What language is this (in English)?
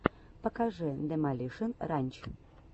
Russian